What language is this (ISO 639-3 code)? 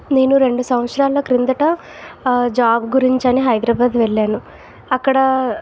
tel